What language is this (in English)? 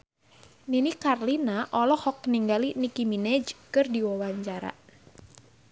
Sundanese